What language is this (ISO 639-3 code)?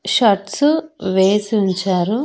tel